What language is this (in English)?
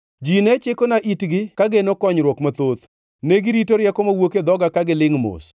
Luo (Kenya and Tanzania)